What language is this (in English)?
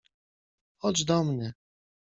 Polish